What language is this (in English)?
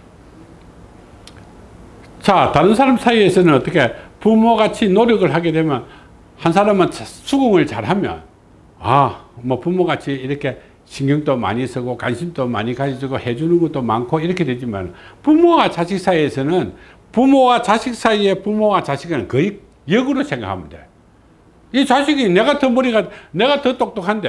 Korean